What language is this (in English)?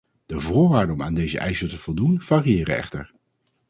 Dutch